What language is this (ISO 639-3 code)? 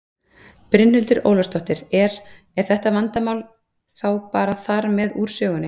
isl